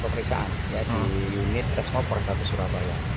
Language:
Indonesian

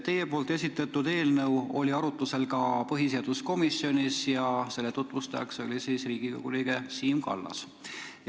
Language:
Estonian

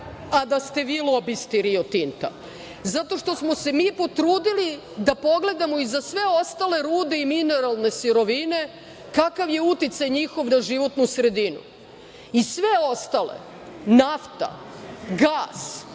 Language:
Serbian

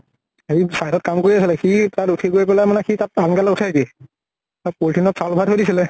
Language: Assamese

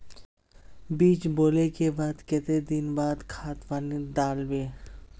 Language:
Magahi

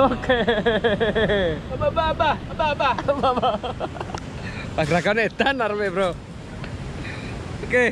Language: Indonesian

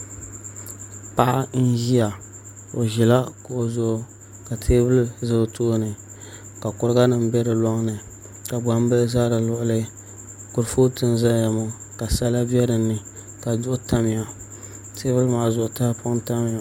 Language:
Dagbani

